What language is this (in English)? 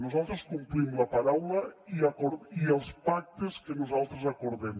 Catalan